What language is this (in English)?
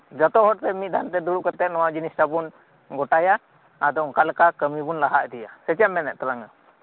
Santali